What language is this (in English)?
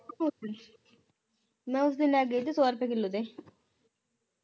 Punjabi